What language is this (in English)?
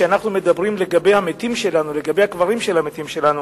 Hebrew